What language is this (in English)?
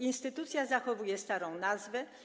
Polish